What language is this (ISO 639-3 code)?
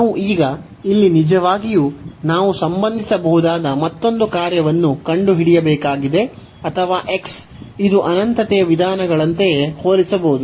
kan